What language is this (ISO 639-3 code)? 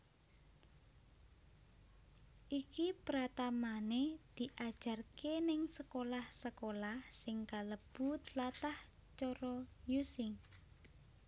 jav